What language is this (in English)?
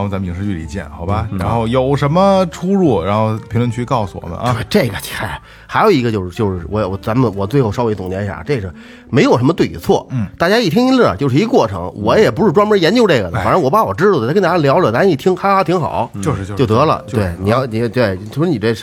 Chinese